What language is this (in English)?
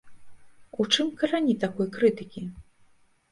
Belarusian